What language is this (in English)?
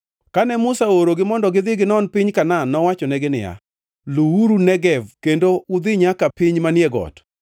Luo (Kenya and Tanzania)